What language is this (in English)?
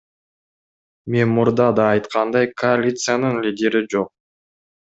Kyrgyz